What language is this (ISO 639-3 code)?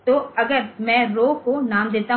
hin